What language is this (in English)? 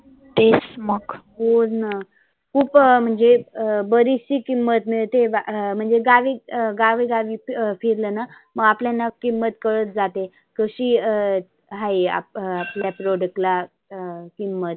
Marathi